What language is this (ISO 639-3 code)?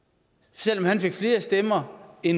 dan